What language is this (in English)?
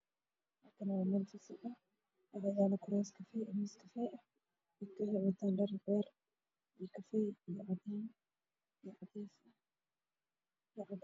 Somali